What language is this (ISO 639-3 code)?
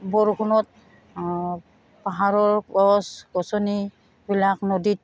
asm